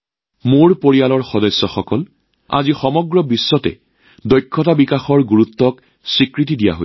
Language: Assamese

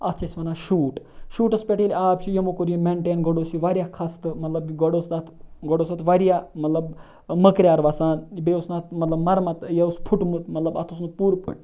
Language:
Kashmiri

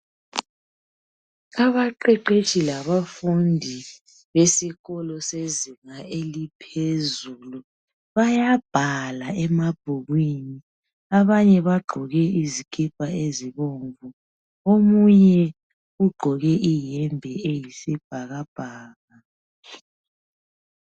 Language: North Ndebele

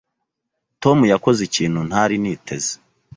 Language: Kinyarwanda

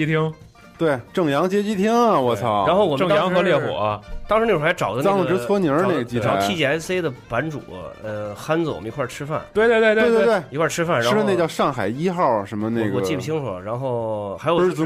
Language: Chinese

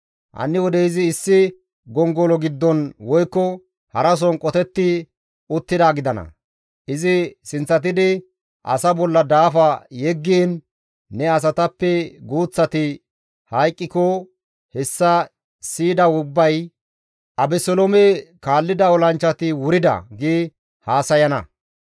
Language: Gamo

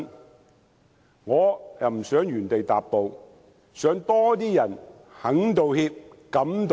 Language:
Cantonese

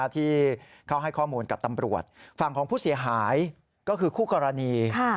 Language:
Thai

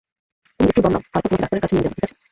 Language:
Bangla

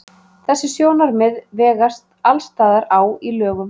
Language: Icelandic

